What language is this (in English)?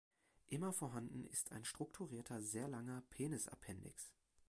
German